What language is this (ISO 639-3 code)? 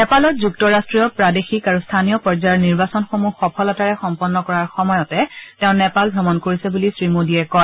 asm